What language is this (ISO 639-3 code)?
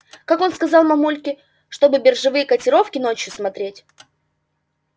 rus